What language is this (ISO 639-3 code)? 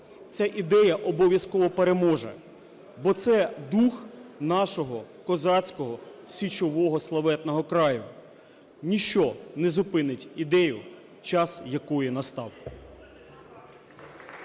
ukr